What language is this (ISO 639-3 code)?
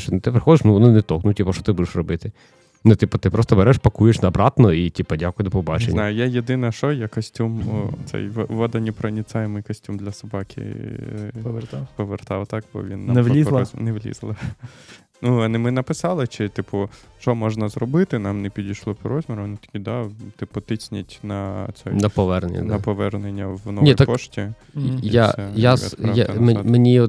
ukr